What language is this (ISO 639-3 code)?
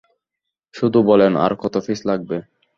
ben